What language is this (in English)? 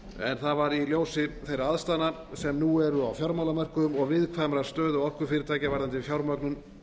Icelandic